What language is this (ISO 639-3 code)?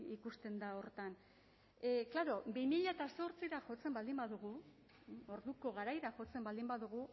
eus